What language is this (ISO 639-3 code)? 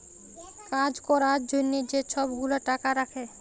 ben